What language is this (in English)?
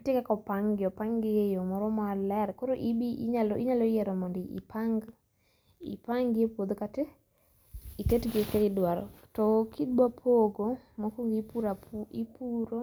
Luo (Kenya and Tanzania)